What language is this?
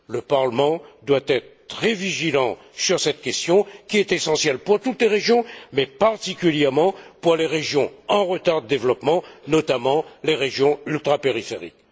French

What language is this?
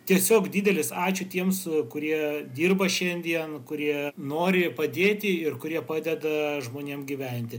Lithuanian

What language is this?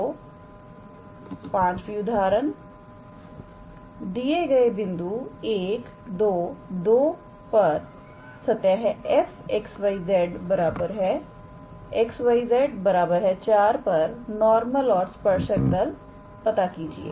Hindi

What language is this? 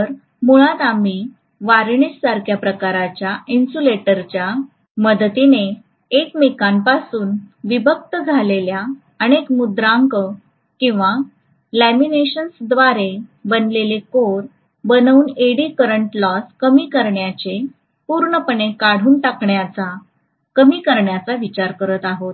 Marathi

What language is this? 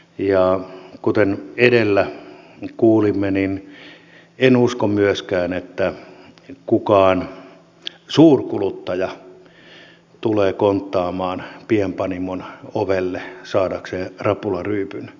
Finnish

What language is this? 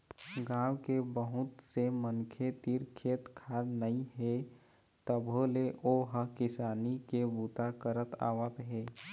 Chhattisgarhi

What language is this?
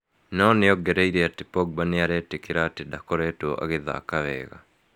Kikuyu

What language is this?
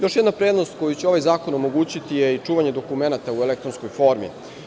Serbian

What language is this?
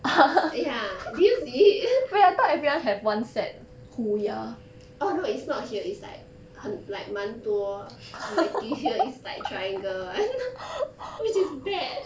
English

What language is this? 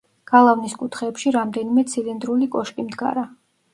Georgian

